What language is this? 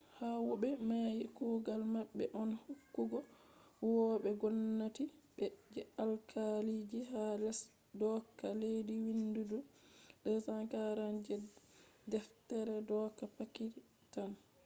Fula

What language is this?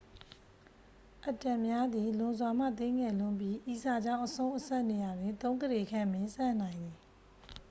Burmese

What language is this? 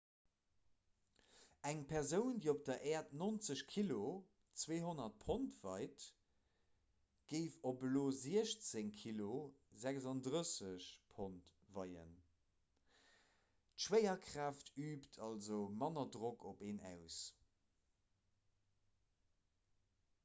Luxembourgish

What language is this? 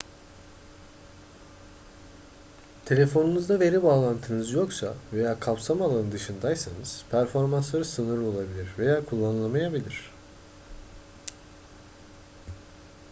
Turkish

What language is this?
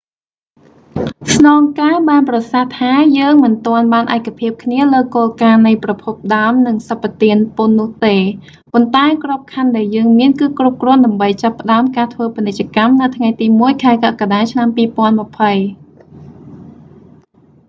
Khmer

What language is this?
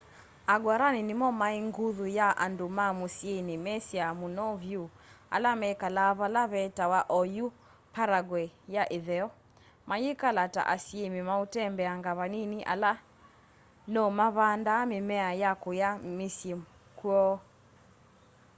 Kamba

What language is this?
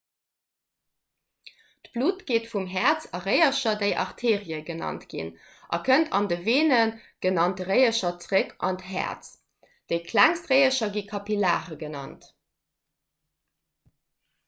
Luxembourgish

